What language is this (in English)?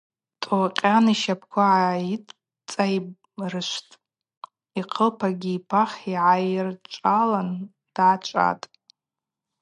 Abaza